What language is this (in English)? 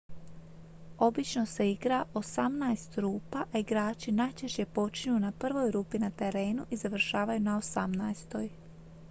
Croatian